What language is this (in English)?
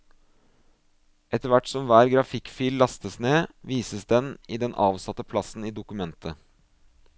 Norwegian